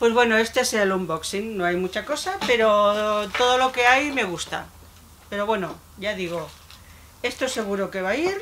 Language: Spanish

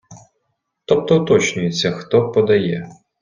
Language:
Ukrainian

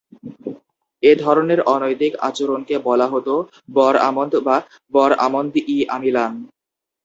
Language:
Bangla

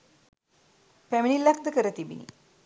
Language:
Sinhala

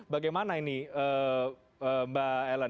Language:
Indonesian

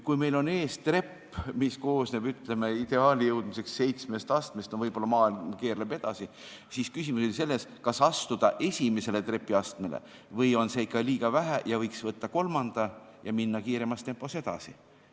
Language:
Estonian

